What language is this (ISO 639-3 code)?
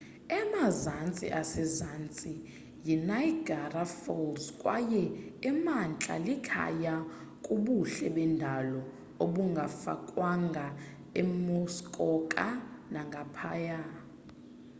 xho